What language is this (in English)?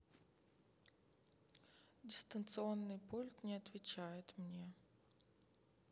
Russian